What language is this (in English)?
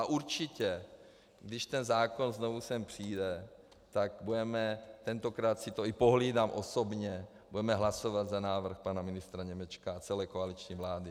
Czech